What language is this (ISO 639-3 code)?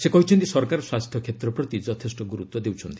ori